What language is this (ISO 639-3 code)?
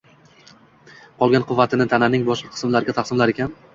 uzb